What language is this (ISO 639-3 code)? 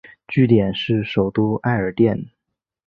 zho